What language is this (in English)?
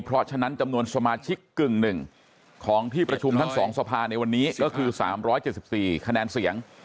Thai